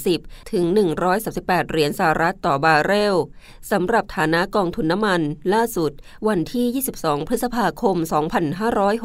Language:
Thai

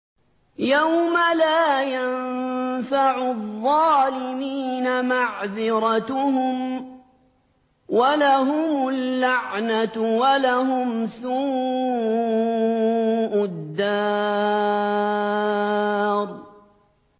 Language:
Arabic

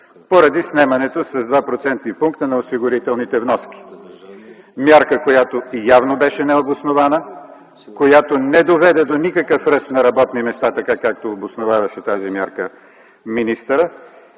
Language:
Bulgarian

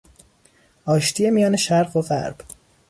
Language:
Persian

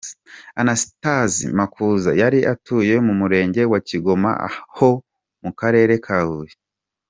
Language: Kinyarwanda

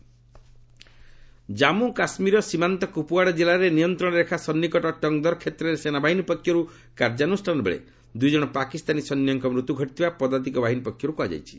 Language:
Odia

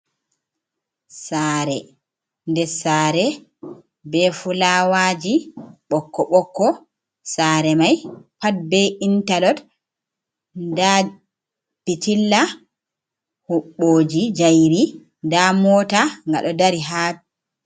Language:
Fula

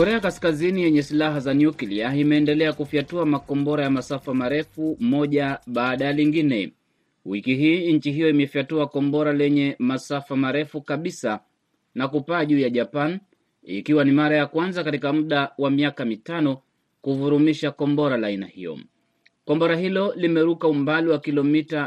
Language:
Swahili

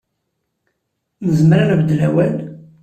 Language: Kabyle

